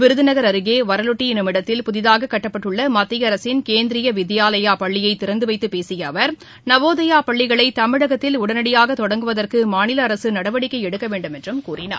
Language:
Tamil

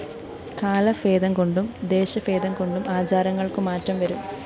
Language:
Malayalam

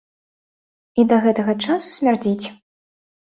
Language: Belarusian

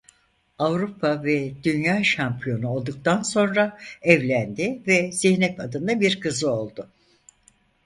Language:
Turkish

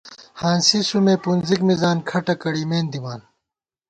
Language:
Gawar-Bati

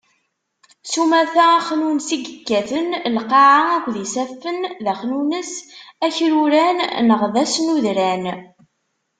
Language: Kabyle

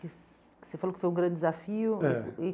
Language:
Portuguese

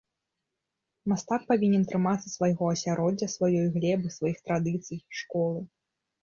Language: Belarusian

